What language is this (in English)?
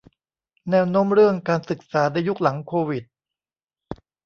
Thai